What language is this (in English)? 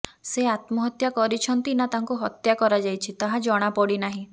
Odia